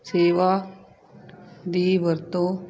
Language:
Punjabi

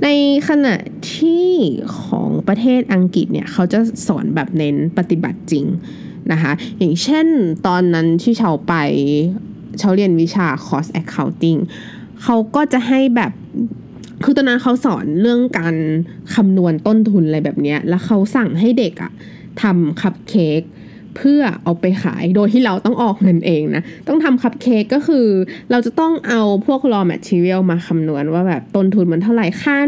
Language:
Thai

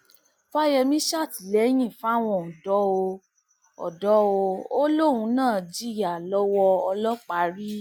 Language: Yoruba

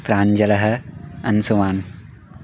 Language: Sanskrit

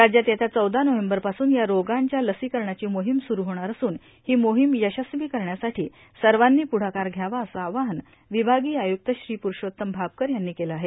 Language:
Marathi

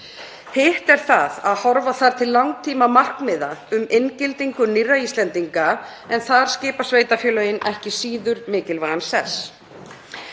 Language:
Icelandic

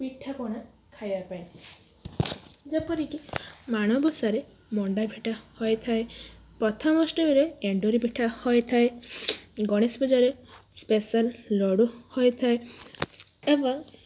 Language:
Odia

